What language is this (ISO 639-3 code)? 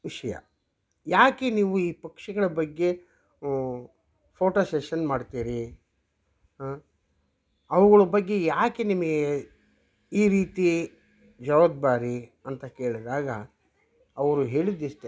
kan